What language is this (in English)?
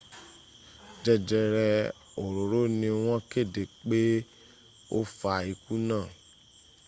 Yoruba